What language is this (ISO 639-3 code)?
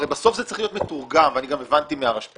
heb